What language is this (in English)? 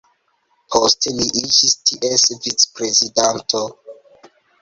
Esperanto